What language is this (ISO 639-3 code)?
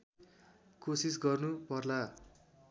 nep